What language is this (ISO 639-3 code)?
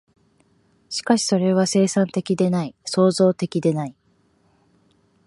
jpn